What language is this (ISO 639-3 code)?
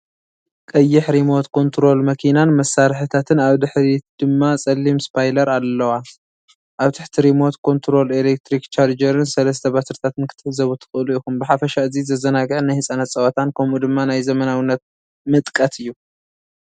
tir